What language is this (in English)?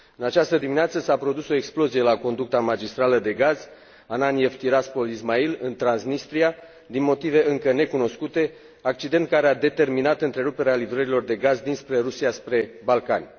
Romanian